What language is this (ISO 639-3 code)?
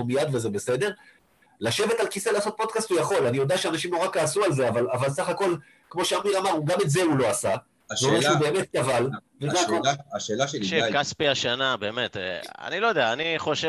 heb